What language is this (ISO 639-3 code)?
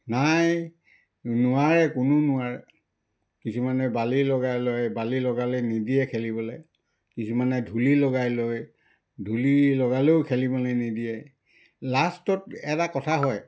asm